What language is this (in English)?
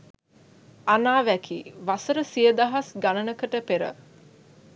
Sinhala